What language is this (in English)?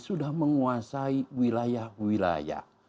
Indonesian